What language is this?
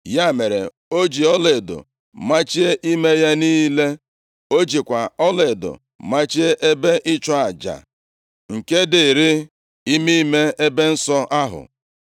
Igbo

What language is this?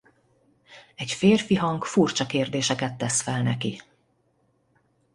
Hungarian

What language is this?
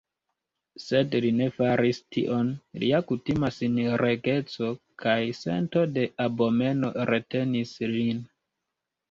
Esperanto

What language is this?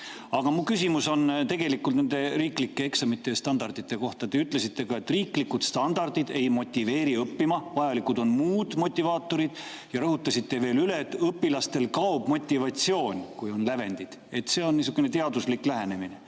Estonian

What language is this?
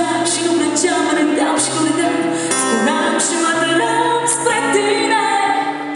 Romanian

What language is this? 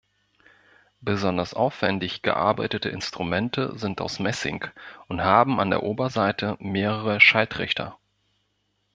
German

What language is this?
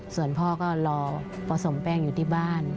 Thai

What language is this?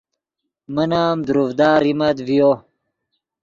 Yidgha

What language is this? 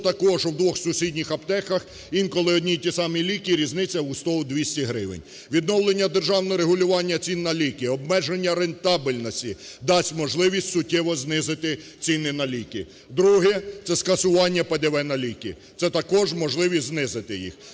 Ukrainian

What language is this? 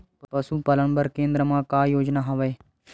Chhattisgarhi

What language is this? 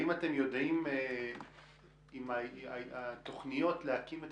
Hebrew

